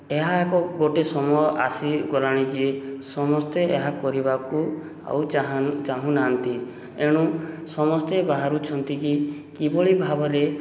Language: Odia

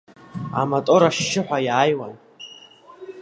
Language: Abkhazian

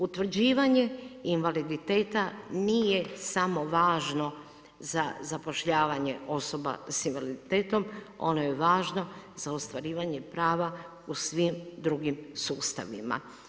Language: Croatian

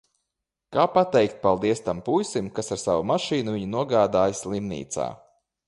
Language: Latvian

